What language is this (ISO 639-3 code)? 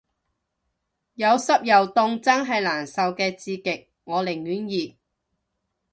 yue